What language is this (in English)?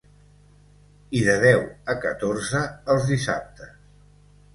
Catalan